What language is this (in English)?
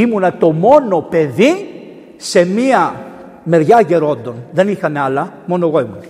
Greek